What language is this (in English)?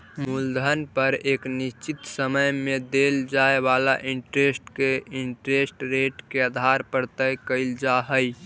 Magahi